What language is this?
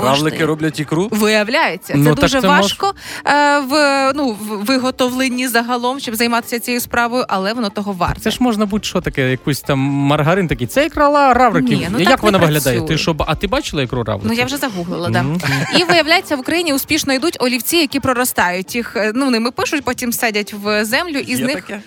Ukrainian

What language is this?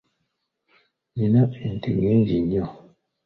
Ganda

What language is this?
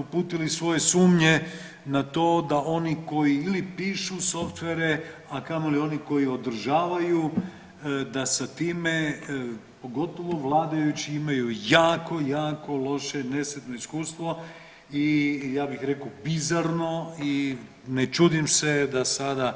Croatian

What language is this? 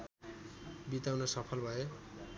Nepali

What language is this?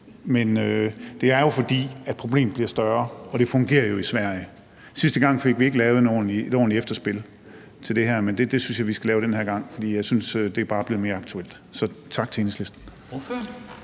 Danish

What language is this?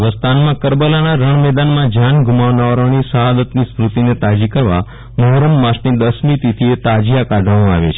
Gujarati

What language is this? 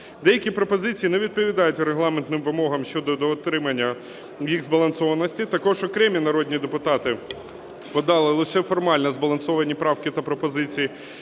Ukrainian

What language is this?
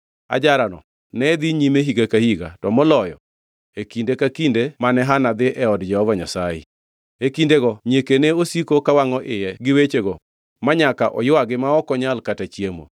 Luo (Kenya and Tanzania)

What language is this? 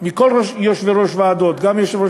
Hebrew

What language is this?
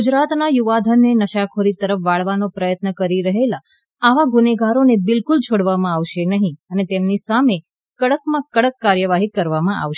Gujarati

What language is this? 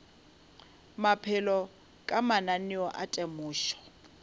Northern Sotho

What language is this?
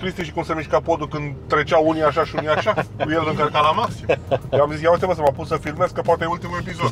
Romanian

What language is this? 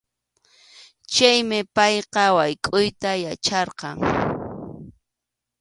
Arequipa-La Unión Quechua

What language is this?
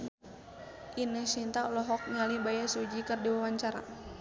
Sundanese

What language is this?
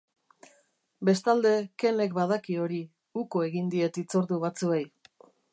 Basque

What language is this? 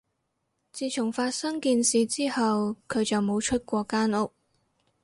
Cantonese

